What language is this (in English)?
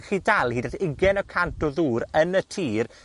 Welsh